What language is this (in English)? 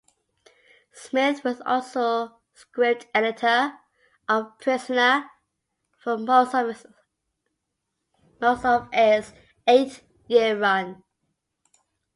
English